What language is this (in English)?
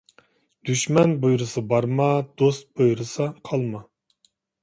Uyghur